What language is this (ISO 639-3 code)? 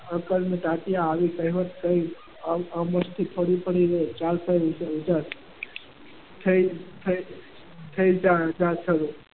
guj